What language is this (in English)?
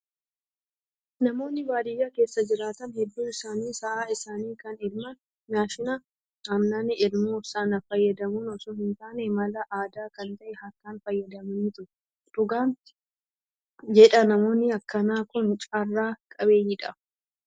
Oromo